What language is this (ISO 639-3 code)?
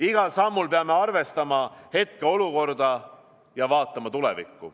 est